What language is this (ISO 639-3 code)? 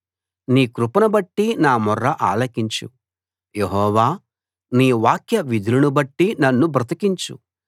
tel